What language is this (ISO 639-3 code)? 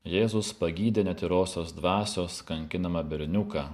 lit